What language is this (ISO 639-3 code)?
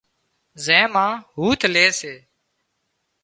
kxp